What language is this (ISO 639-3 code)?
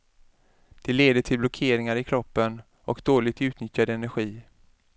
swe